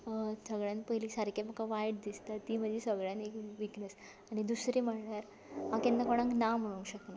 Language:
Konkani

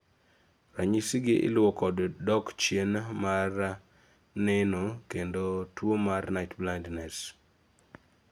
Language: Luo (Kenya and Tanzania)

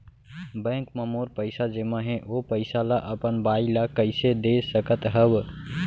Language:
Chhattisgarhi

